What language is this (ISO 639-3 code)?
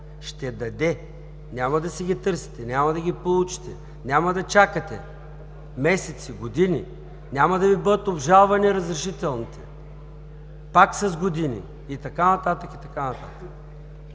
bul